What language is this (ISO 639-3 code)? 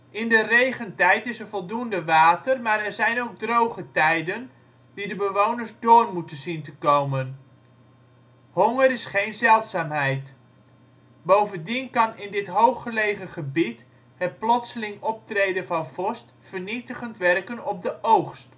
nld